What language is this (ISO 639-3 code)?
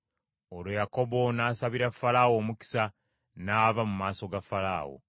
lug